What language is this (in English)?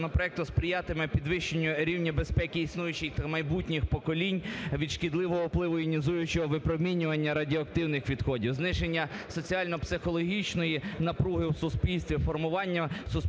Ukrainian